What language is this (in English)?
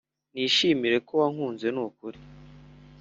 Kinyarwanda